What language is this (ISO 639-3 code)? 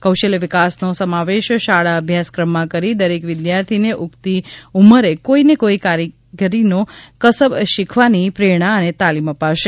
guj